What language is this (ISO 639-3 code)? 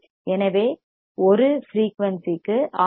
tam